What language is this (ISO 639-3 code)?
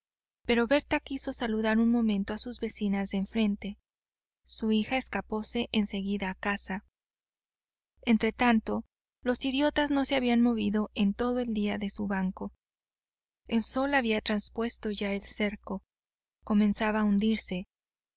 spa